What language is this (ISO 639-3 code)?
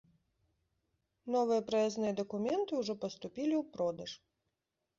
bel